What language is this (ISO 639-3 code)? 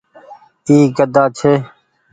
gig